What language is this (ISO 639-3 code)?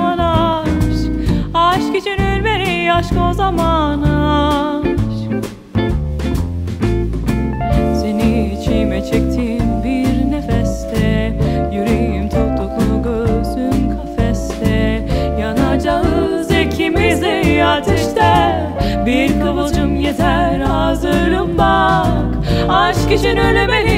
tur